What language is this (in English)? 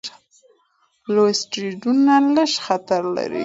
Pashto